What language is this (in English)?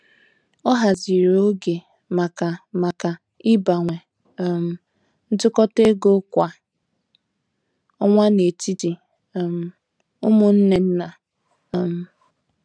Igbo